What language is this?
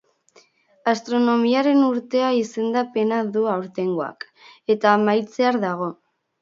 Basque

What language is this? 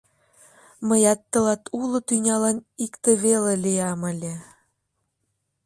Mari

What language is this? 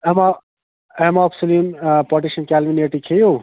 Kashmiri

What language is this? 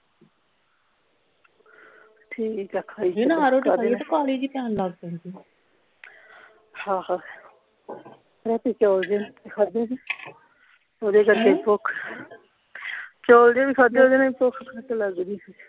Punjabi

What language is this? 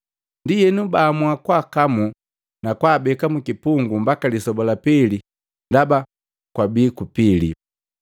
Matengo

